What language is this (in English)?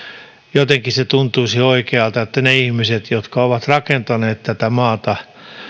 Finnish